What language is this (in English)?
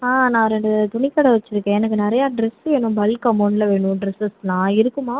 Tamil